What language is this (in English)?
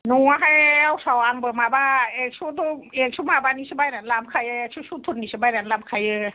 Bodo